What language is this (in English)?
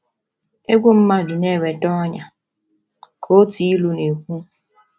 Igbo